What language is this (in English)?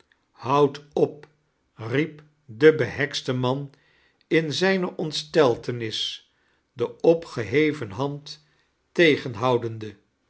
Dutch